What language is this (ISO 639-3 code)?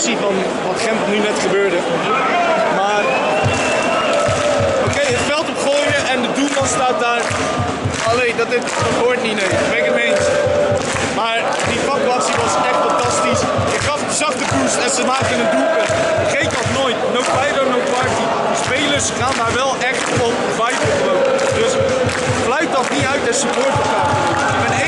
nld